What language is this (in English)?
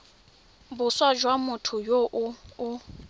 Tswana